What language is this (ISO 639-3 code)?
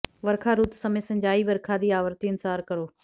pan